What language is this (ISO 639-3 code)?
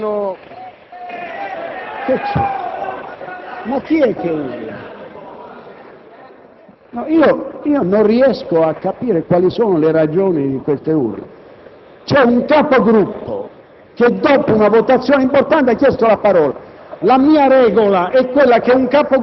ita